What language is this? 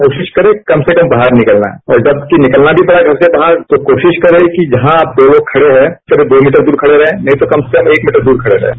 Hindi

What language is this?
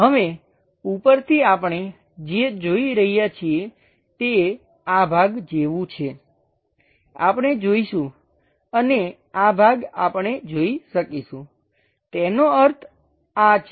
Gujarati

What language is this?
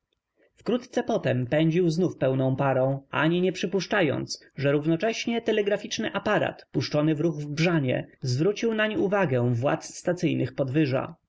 Polish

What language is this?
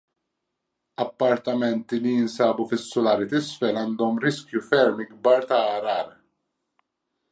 Maltese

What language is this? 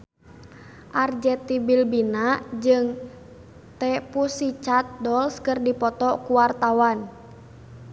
Sundanese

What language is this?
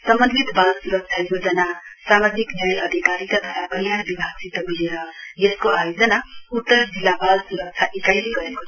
Nepali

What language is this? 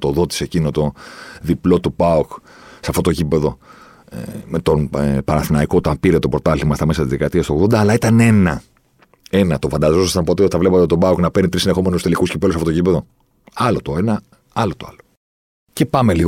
Greek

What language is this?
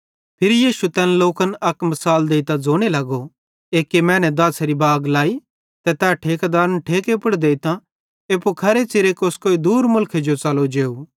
Bhadrawahi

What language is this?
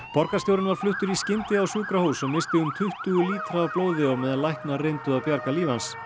Icelandic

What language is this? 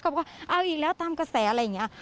Thai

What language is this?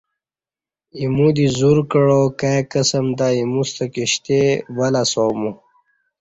Kati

